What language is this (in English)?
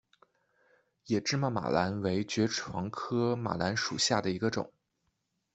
Chinese